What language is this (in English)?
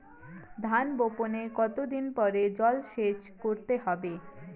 Bangla